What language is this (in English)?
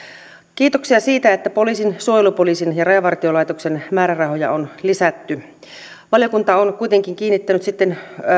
Finnish